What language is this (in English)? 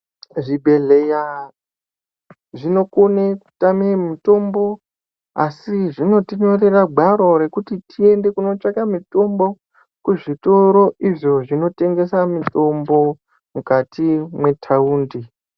Ndau